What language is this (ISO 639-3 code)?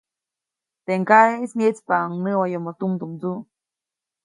zoc